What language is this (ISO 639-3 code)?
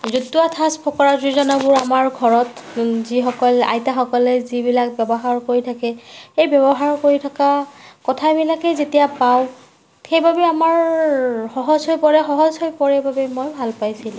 asm